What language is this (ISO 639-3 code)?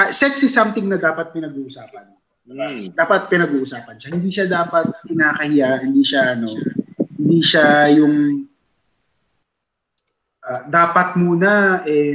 fil